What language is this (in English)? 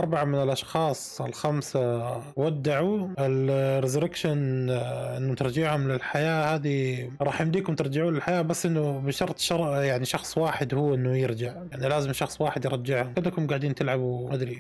Arabic